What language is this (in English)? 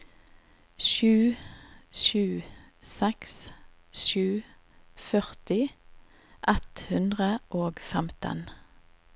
Norwegian